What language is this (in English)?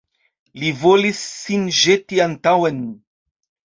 Esperanto